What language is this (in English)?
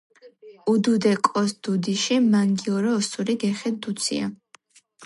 Georgian